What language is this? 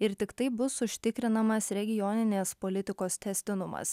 Lithuanian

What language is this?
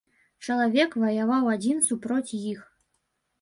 Belarusian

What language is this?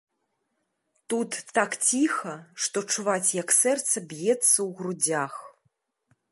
Belarusian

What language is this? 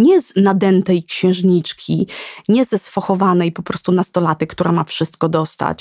Polish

